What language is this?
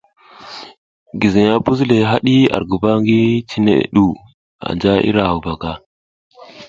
South Giziga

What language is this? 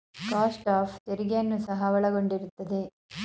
Kannada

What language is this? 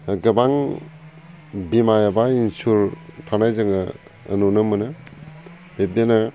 Bodo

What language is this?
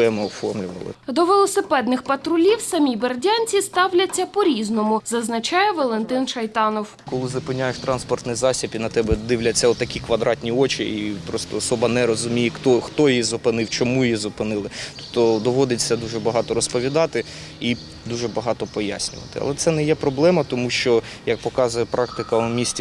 Ukrainian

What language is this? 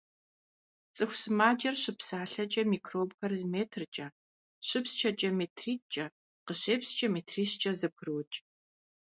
Kabardian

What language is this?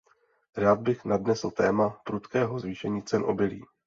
Czech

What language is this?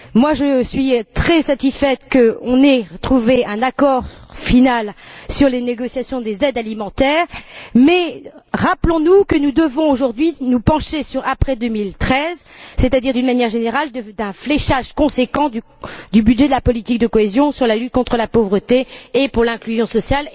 French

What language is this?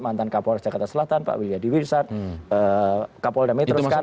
Indonesian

